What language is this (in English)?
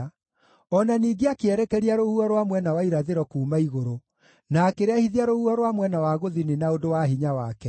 Kikuyu